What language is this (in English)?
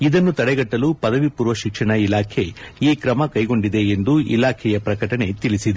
Kannada